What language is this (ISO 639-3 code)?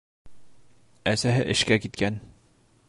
bak